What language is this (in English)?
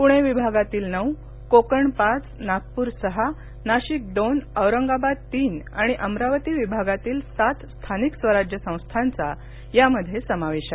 Marathi